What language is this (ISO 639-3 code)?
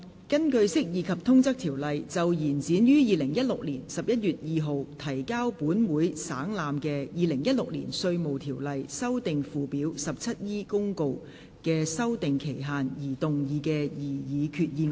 yue